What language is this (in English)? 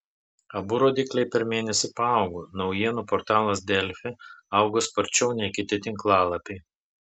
Lithuanian